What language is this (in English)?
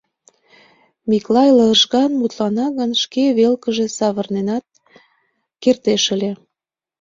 Mari